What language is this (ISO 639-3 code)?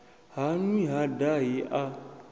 ven